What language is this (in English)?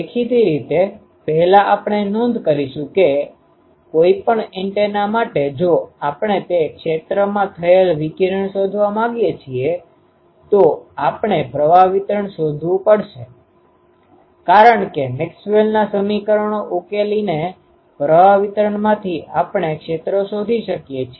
Gujarati